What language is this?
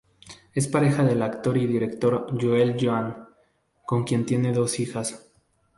Spanish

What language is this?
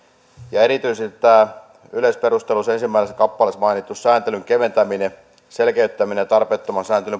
Finnish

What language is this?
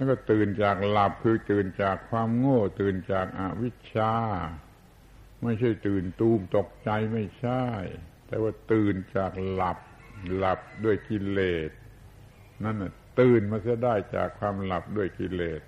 Thai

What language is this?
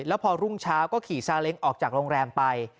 Thai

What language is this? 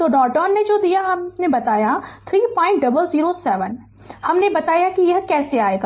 Hindi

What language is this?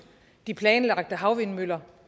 Danish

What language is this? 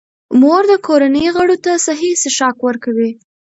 Pashto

